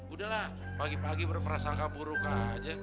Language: Indonesian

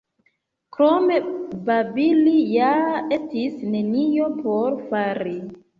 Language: Esperanto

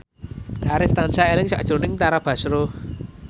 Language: Javanese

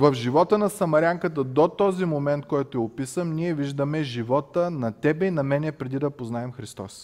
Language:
Bulgarian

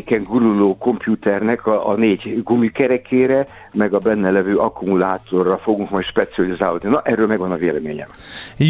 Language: Hungarian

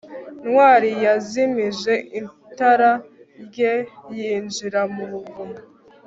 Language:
Kinyarwanda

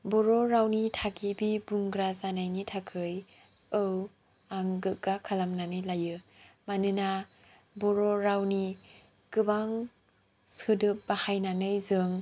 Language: Bodo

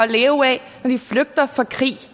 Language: Danish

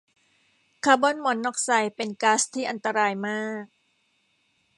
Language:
Thai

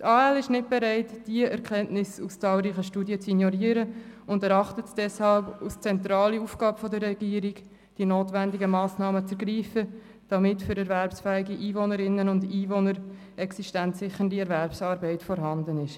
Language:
Swiss German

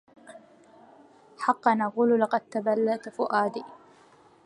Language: Arabic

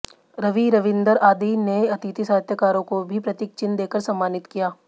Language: Hindi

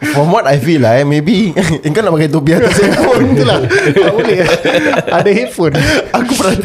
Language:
Malay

